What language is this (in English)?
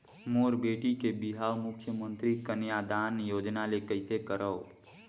Chhattisgarhi